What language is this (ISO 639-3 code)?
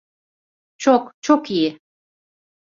tur